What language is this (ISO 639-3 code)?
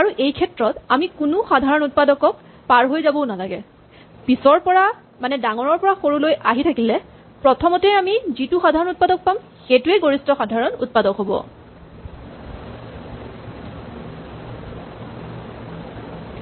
asm